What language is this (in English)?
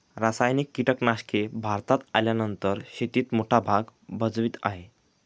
Marathi